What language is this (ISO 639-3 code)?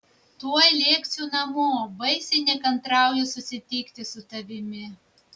lit